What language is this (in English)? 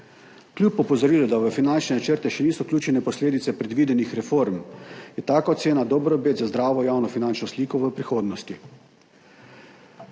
Slovenian